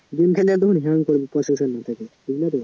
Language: Bangla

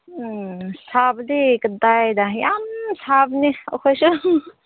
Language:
Manipuri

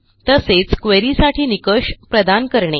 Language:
Marathi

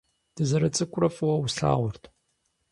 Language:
Kabardian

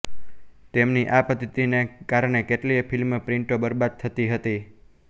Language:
Gujarati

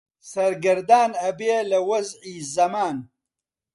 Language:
Central Kurdish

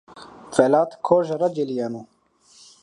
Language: Zaza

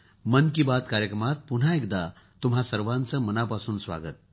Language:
Marathi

